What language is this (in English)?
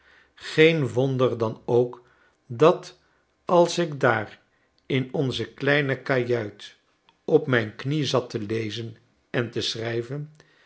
Dutch